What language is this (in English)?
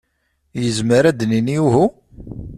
Kabyle